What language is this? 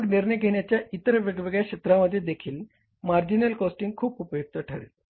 Marathi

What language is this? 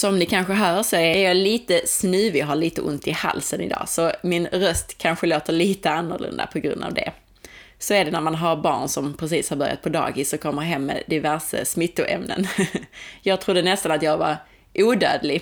Swedish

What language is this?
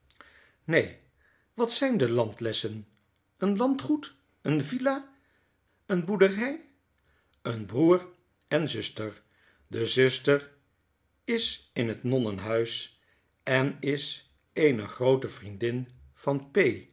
Dutch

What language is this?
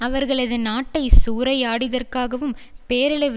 Tamil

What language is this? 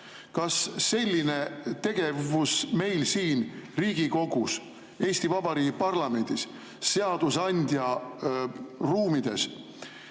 Estonian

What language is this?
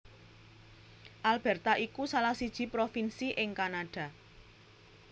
Javanese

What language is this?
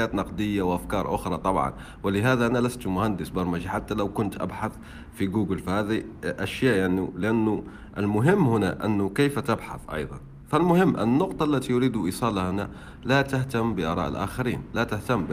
Arabic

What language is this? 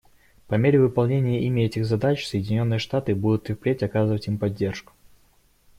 Russian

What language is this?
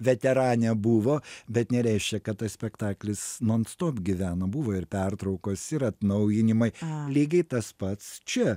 Lithuanian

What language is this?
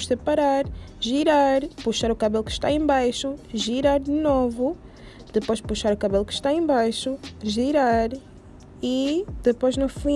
Portuguese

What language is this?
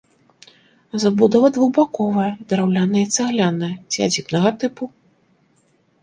Belarusian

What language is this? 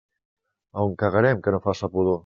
Catalan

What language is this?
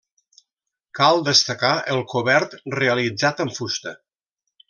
Catalan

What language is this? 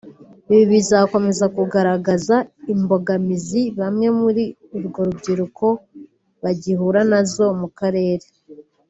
Kinyarwanda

